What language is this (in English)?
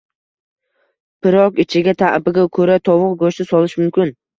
Uzbek